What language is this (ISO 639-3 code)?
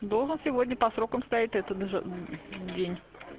rus